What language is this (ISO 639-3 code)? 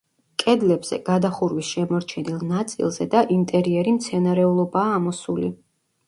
kat